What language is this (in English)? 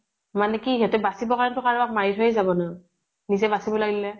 Assamese